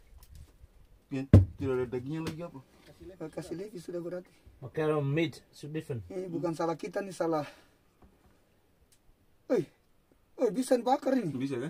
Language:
Indonesian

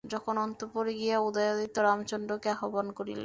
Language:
Bangla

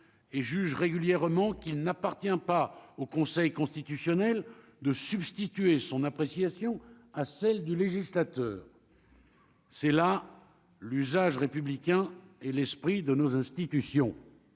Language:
French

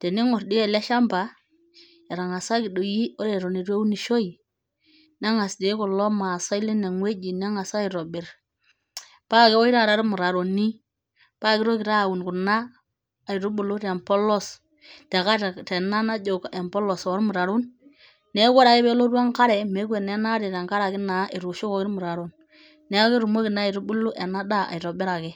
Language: Masai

